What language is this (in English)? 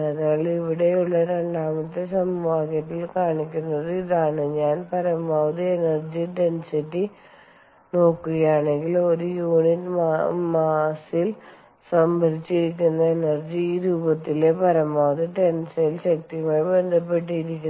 Malayalam